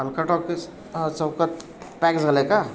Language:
Marathi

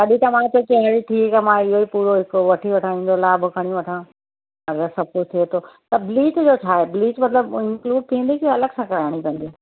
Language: Sindhi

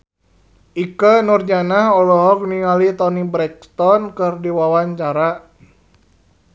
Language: Sundanese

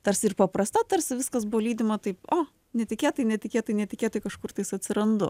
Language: Lithuanian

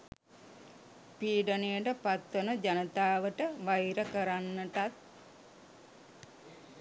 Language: Sinhala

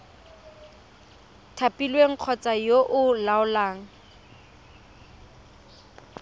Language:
Tswana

